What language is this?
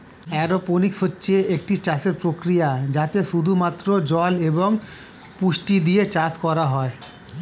Bangla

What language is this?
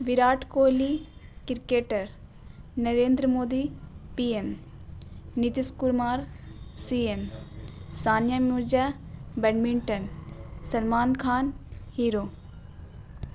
Urdu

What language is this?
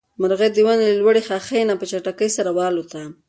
Pashto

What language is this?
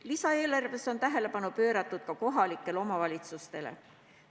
Estonian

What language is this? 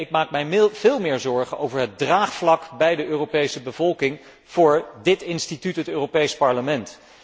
Dutch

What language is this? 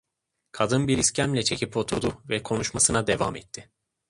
Turkish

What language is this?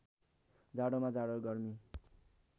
Nepali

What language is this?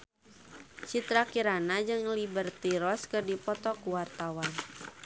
Sundanese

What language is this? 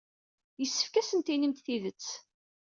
Kabyle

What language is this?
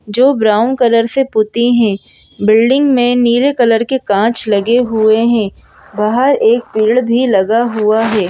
Hindi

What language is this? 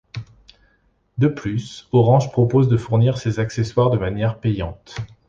French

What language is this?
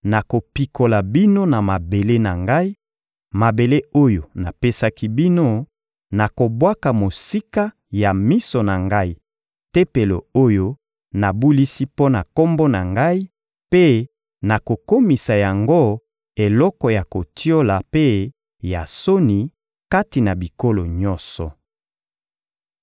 Lingala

